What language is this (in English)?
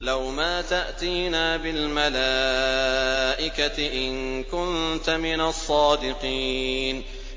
Arabic